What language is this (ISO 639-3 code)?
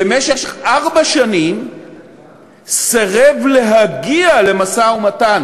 heb